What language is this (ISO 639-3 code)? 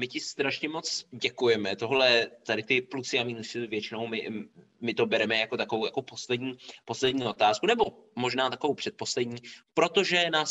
ces